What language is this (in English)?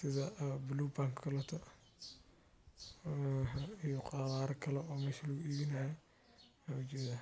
Somali